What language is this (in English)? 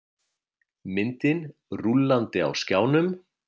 Icelandic